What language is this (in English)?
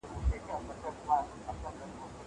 Pashto